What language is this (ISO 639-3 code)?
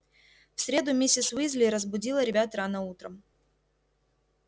rus